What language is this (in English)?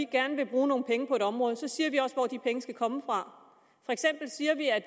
Danish